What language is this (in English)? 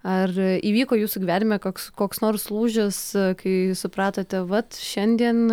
Lithuanian